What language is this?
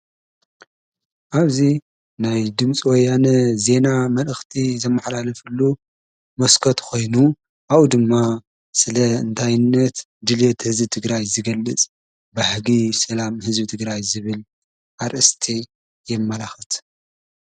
Tigrinya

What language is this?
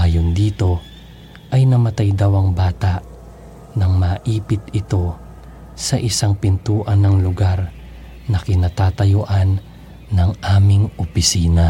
Filipino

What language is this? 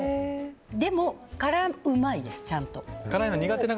Japanese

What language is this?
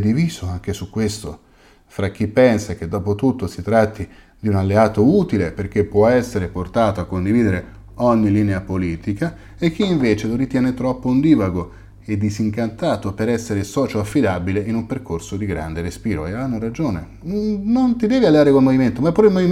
Italian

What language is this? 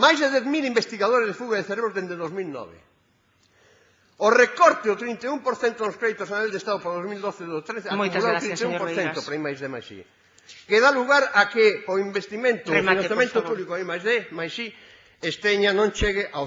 Spanish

